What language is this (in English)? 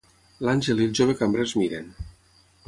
Catalan